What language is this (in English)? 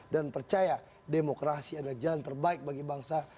Indonesian